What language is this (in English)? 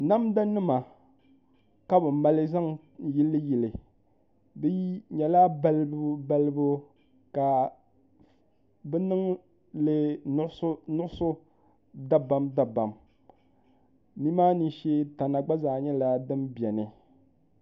Dagbani